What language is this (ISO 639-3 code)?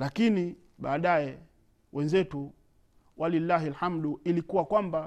swa